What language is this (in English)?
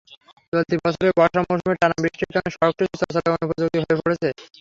Bangla